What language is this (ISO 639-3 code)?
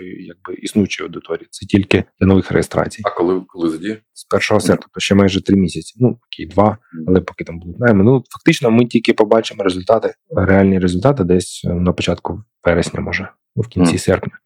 ukr